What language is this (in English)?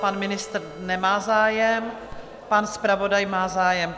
Czech